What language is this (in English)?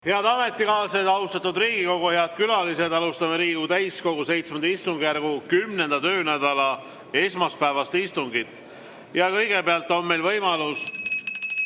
Estonian